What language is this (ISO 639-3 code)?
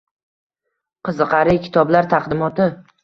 uzb